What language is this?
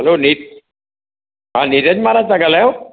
Sindhi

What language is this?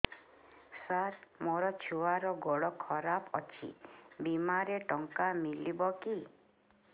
Odia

